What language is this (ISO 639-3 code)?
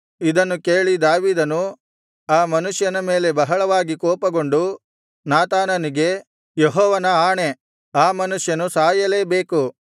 kan